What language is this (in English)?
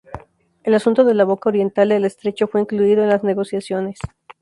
Spanish